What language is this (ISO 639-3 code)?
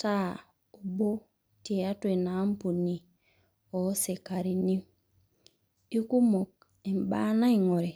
mas